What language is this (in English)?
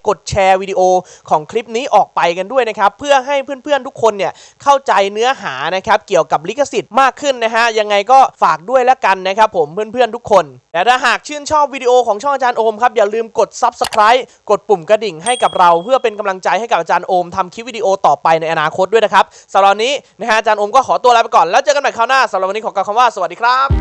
Thai